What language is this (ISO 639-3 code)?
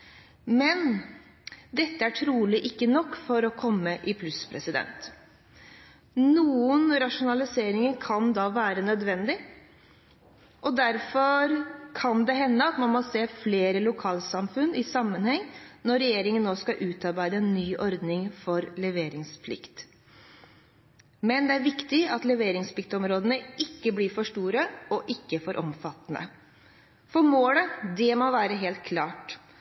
nor